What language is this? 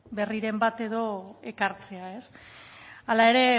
Basque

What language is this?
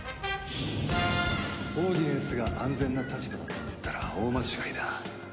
Japanese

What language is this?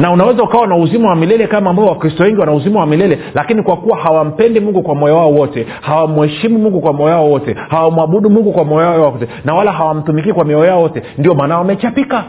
Swahili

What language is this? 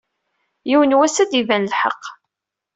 Kabyle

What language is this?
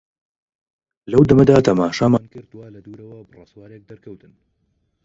Central Kurdish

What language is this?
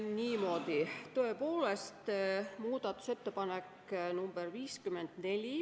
Estonian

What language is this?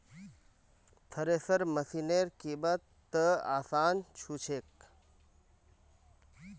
Magahi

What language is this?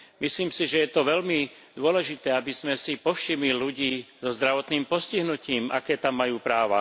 Slovak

